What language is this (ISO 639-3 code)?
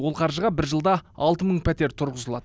kaz